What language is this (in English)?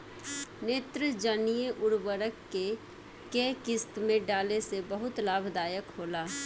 Bhojpuri